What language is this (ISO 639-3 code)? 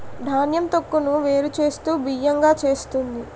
tel